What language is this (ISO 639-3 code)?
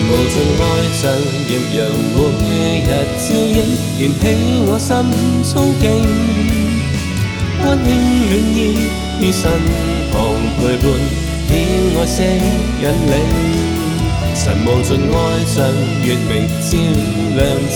zho